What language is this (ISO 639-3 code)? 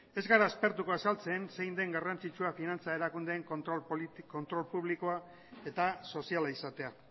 eus